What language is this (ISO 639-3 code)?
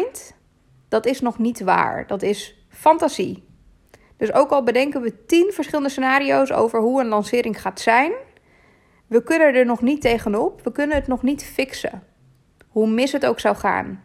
nld